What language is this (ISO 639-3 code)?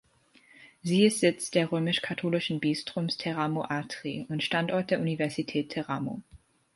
deu